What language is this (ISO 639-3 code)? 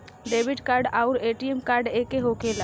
bho